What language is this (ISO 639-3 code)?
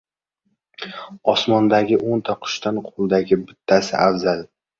uzb